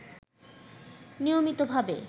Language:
Bangla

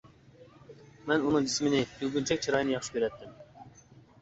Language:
Uyghur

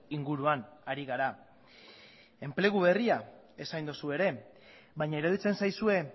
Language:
Basque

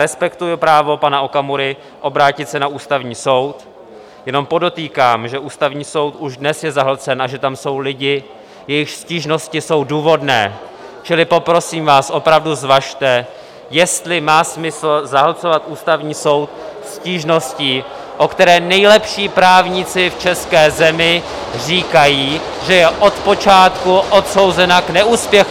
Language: Czech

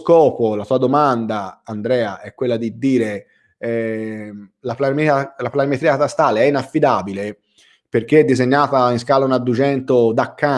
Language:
Italian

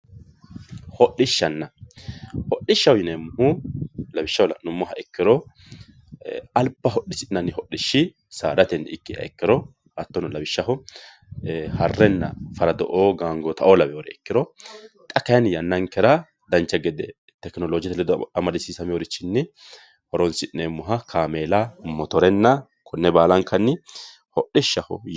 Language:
Sidamo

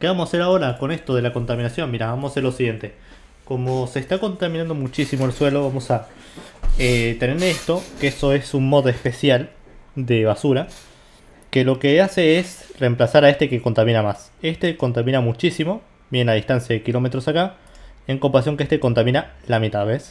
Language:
Spanish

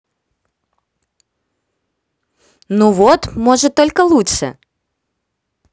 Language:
Russian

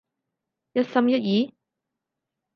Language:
Cantonese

